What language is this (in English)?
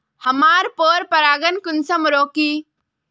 Magahi